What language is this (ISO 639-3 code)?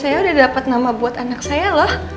ind